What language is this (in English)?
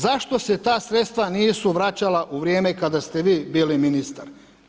Croatian